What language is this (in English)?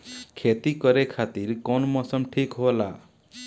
Bhojpuri